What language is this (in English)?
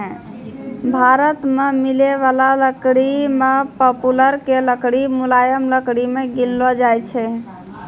Maithili